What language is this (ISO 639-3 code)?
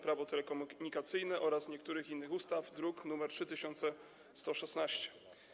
pol